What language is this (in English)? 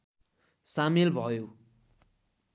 Nepali